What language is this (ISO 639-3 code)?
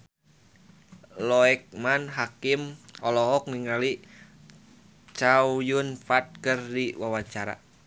sun